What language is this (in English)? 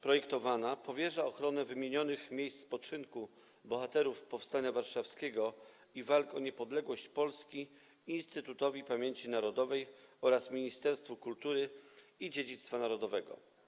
Polish